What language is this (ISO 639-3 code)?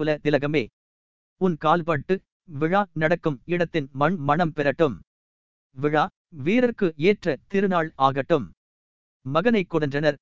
tam